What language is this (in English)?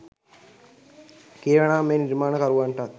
Sinhala